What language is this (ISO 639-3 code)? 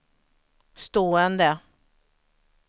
swe